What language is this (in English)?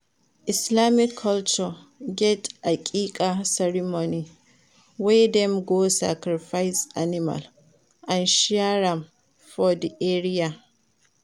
Nigerian Pidgin